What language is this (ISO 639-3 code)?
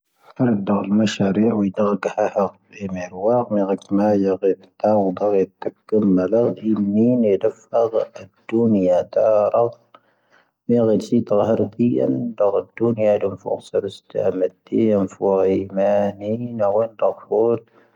thv